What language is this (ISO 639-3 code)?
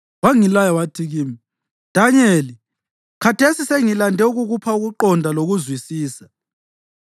nde